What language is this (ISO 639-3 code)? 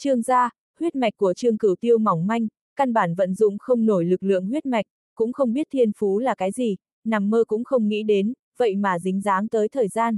vie